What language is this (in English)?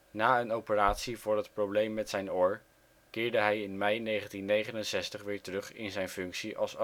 Dutch